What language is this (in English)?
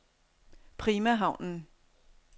Danish